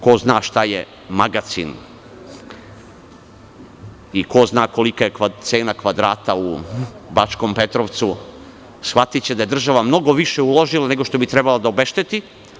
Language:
Serbian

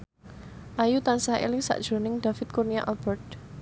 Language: Javanese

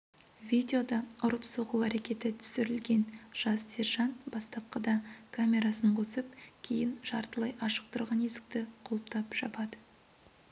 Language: Kazakh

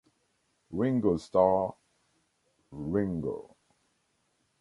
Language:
English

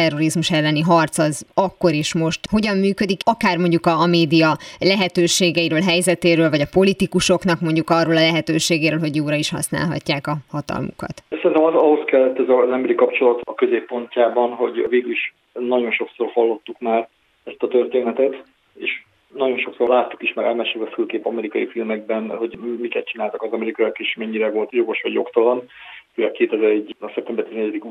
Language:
Hungarian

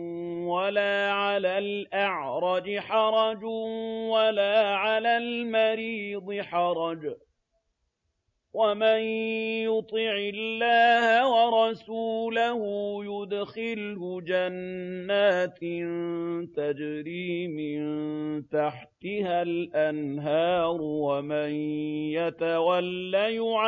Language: Arabic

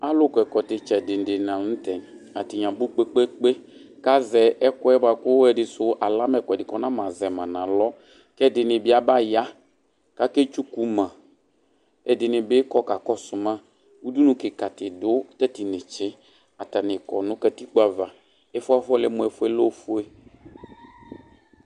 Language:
Ikposo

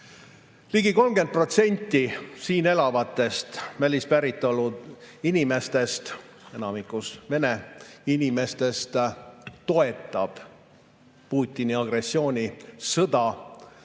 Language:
Estonian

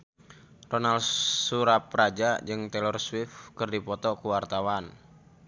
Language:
Sundanese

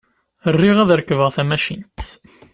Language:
Kabyle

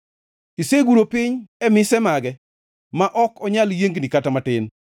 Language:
Luo (Kenya and Tanzania)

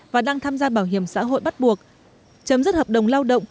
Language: Vietnamese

